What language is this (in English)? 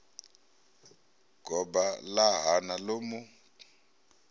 Venda